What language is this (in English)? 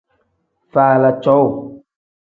Tem